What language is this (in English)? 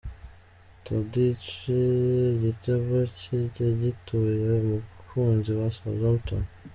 Kinyarwanda